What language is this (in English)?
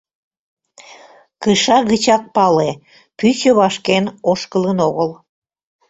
Mari